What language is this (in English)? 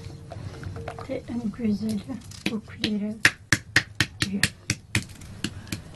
Portuguese